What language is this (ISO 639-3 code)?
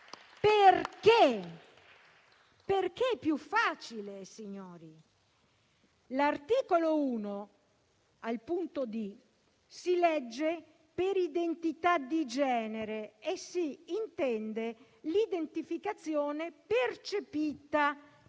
ita